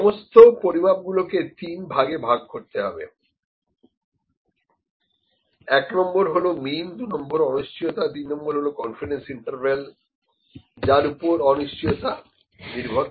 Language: Bangla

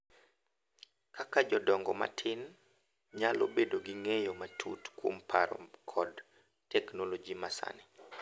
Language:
Luo (Kenya and Tanzania)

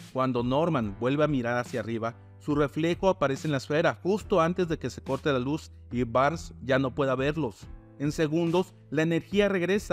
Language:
Spanish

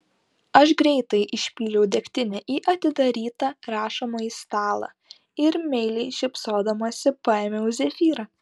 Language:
Lithuanian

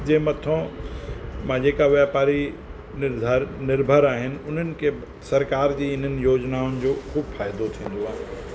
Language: Sindhi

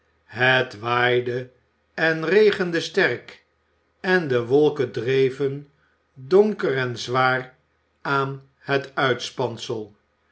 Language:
Dutch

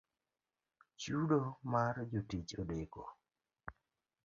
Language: Luo (Kenya and Tanzania)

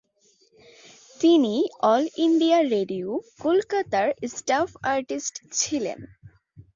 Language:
Bangla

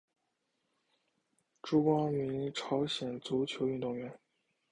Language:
Chinese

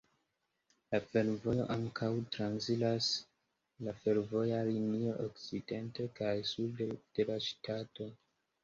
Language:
Esperanto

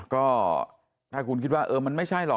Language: Thai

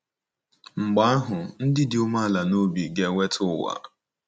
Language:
Igbo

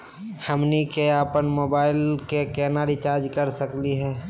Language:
Magahi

